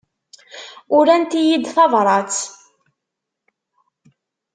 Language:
Kabyle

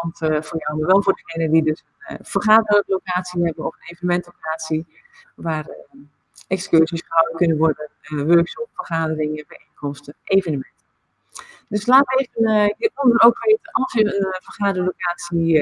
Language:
Dutch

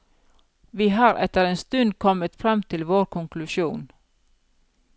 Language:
Norwegian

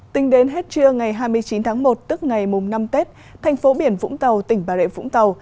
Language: Vietnamese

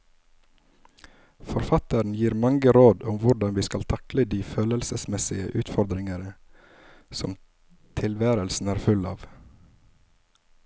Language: Norwegian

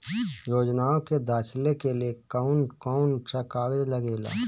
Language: Bhojpuri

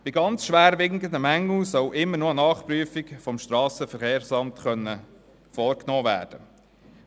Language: Swiss German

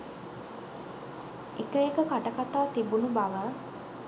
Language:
Sinhala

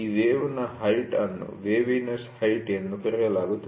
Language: Kannada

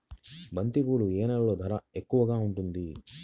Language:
Telugu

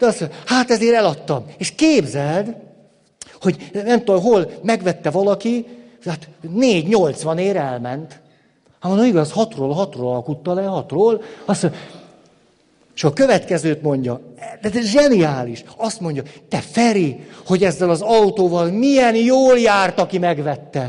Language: Hungarian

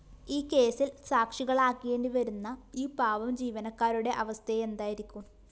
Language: Malayalam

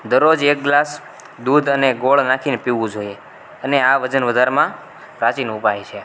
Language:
Gujarati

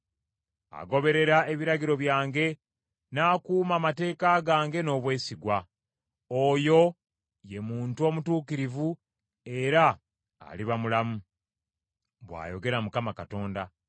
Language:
Ganda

